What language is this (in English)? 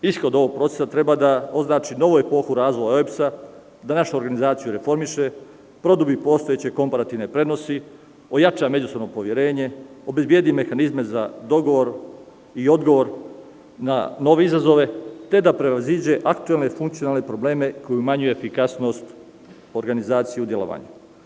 Serbian